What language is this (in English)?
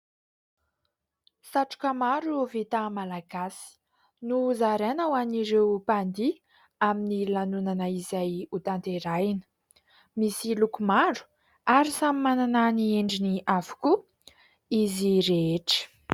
Malagasy